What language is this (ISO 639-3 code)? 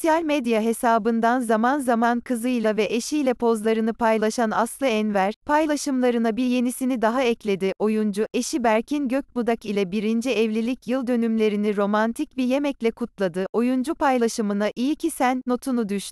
tur